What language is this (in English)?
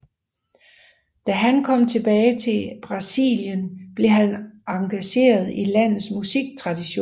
Danish